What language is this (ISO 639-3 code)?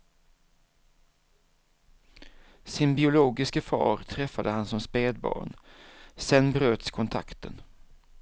swe